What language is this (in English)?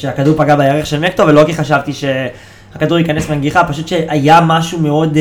Hebrew